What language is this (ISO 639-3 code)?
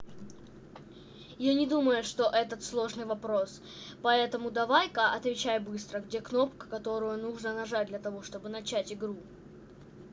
rus